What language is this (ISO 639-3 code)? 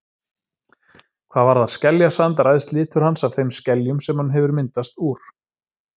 isl